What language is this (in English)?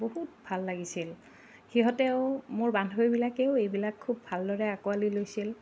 Assamese